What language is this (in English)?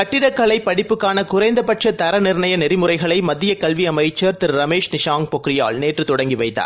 Tamil